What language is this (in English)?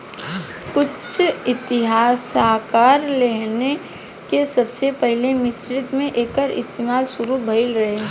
Bhojpuri